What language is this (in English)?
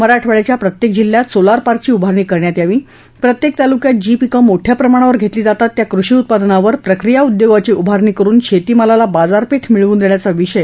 Marathi